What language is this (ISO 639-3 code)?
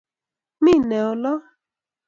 kln